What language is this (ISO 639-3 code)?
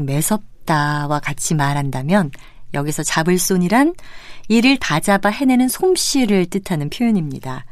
kor